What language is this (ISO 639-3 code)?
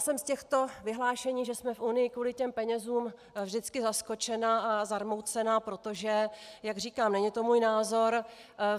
ces